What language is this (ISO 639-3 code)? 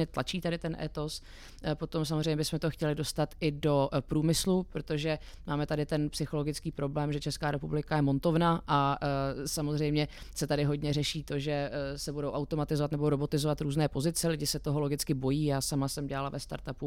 ces